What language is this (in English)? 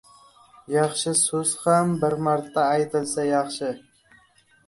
Uzbek